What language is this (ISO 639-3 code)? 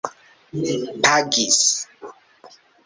epo